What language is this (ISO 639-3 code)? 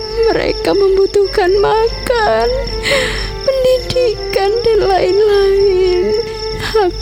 ind